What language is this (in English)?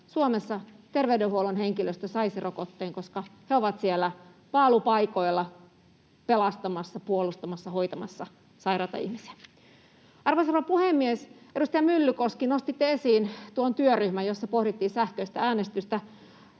Finnish